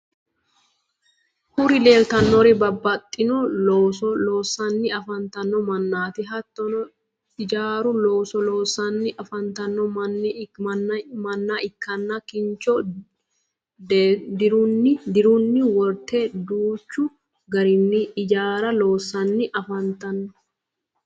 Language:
Sidamo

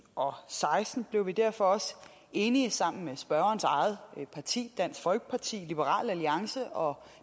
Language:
Danish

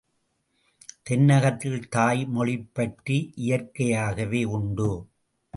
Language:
Tamil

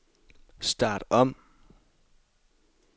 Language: Danish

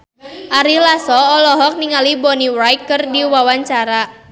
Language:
Sundanese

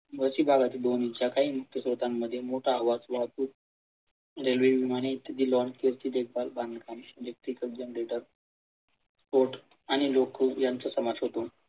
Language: Marathi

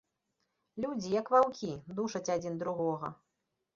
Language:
Belarusian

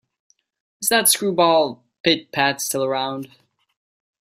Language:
English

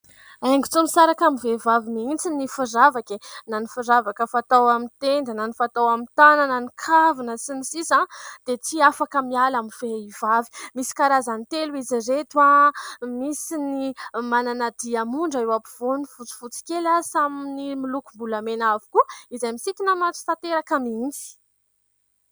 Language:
Malagasy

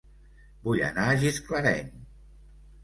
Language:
Catalan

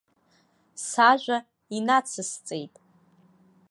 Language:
Abkhazian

